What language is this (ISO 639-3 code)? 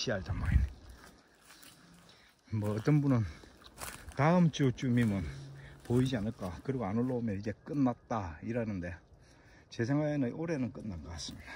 kor